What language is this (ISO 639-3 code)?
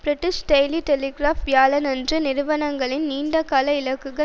tam